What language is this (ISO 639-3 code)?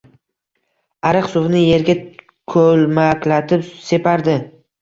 uzb